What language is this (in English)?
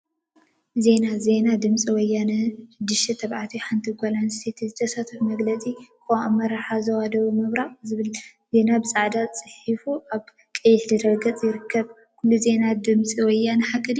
Tigrinya